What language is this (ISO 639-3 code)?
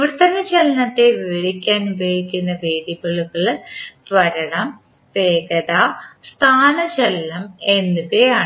mal